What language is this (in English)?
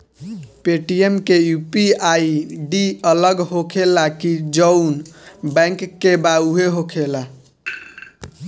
Bhojpuri